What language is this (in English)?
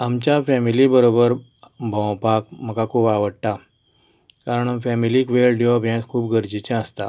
Konkani